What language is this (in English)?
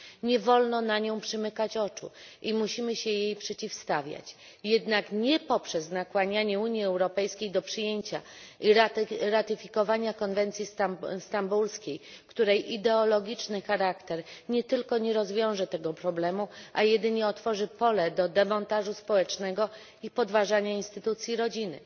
Polish